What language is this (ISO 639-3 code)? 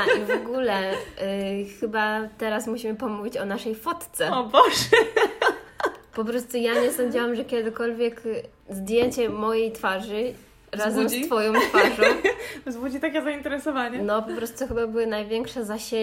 pol